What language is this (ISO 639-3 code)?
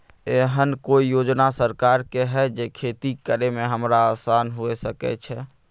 mai